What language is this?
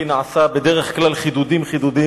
Hebrew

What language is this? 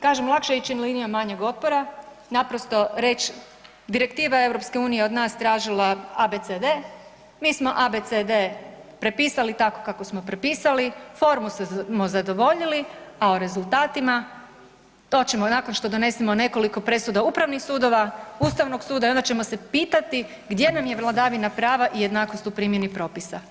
Croatian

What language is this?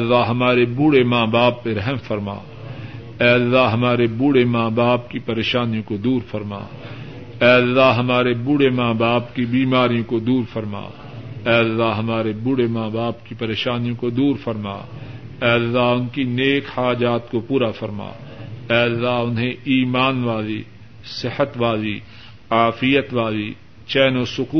Urdu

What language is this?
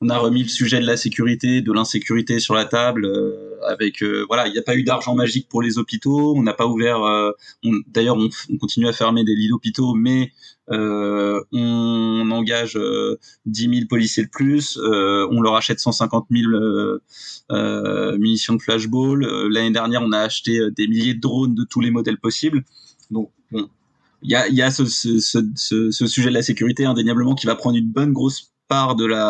French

